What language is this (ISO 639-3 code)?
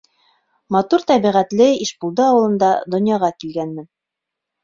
bak